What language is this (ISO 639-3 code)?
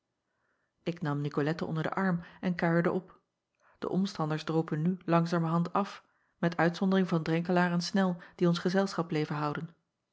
nld